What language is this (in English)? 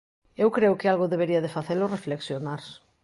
Galician